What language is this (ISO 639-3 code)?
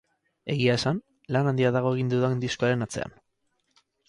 eus